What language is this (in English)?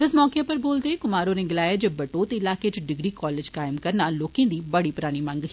Dogri